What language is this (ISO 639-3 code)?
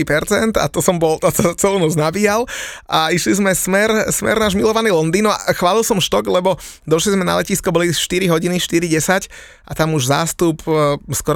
slk